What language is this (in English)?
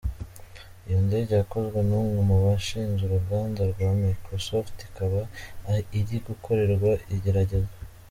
Kinyarwanda